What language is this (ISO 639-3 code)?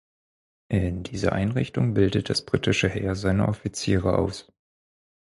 deu